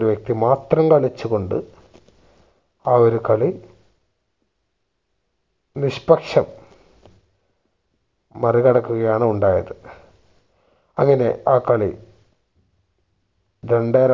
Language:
Malayalam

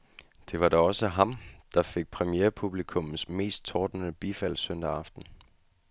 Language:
Danish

